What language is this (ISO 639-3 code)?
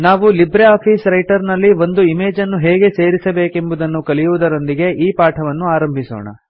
kan